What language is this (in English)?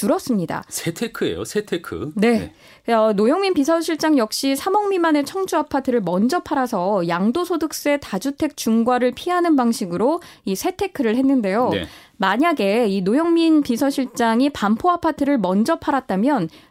Korean